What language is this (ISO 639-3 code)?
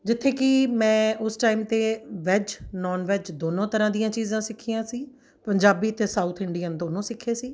pan